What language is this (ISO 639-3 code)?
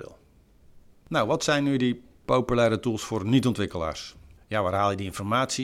nld